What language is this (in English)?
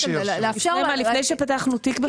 Hebrew